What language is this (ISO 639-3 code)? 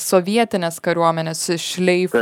lit